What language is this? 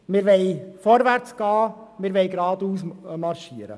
Swiss German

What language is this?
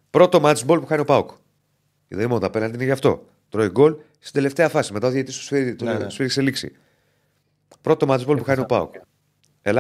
Greek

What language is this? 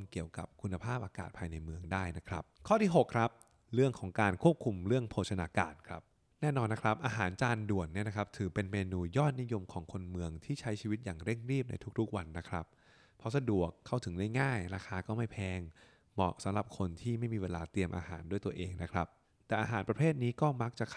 Thai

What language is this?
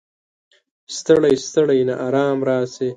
Pashto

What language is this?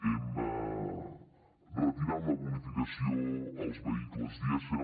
Catalan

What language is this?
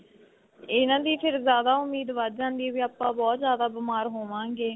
Punjabi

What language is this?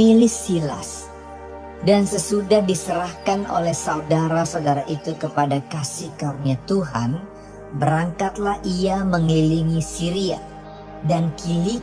Indonesian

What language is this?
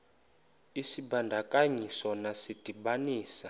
Xhosa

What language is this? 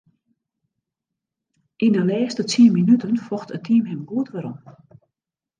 Western Frisian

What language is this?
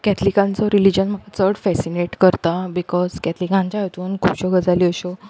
Konkani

